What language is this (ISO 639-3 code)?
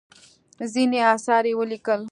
pus